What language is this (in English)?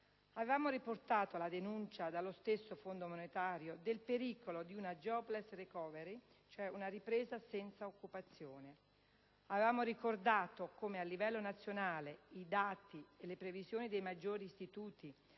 Italian